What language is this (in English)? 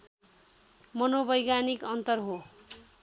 Nepali